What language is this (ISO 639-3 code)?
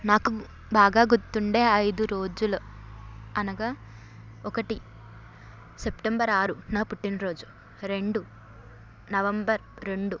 tel